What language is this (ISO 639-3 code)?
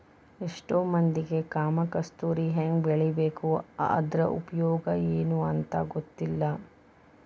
kan